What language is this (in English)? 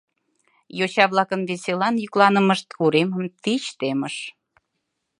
Mari